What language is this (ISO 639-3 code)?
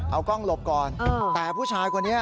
tha